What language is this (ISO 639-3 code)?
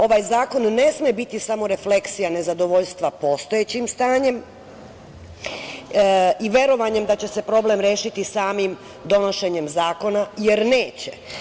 srp